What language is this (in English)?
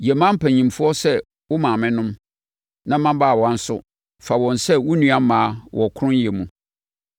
Akan